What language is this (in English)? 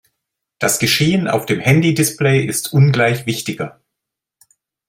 German